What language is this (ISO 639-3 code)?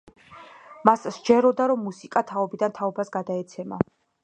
kat